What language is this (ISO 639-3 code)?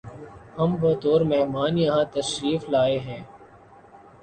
urd